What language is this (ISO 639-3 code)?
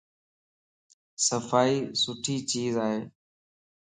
lss